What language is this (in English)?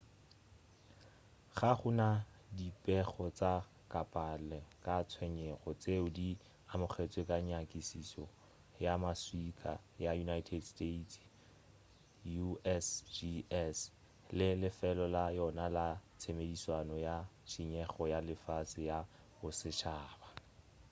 Northern Sotho